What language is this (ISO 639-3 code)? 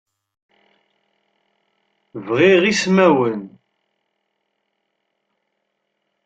kab